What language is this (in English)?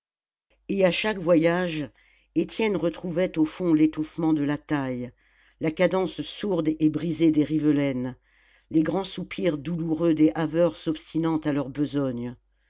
French